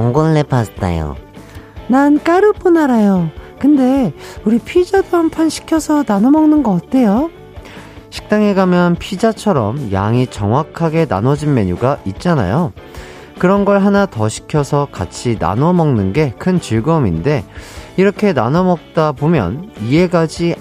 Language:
Korean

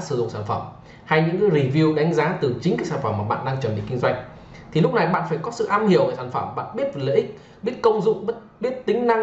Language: Vietnamese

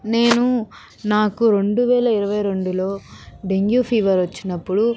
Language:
Telugu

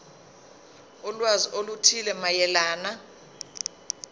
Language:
Zulu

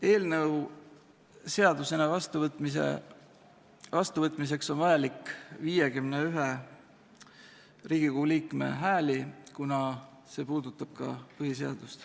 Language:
Estonian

